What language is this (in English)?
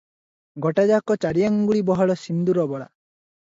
Odia